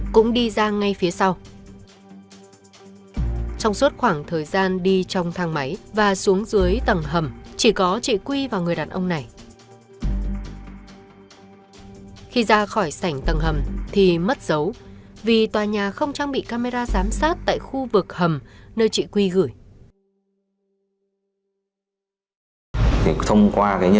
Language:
Vietnamese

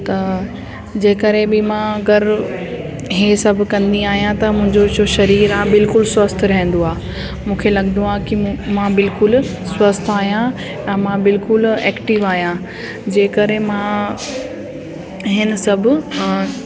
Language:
Sindhi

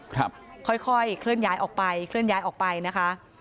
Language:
Thai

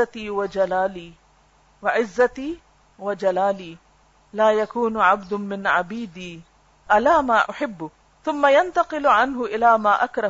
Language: Urdu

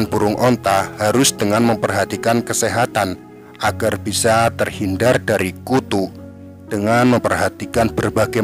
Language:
Indonesian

